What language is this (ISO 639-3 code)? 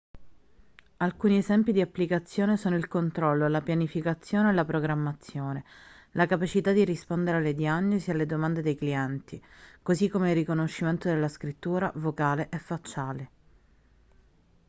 ita